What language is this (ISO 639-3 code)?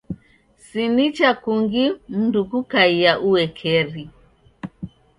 dav